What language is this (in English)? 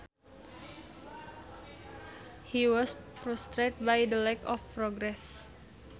Sundanese